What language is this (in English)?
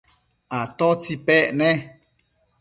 Matsés